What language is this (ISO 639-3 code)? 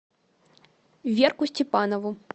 rus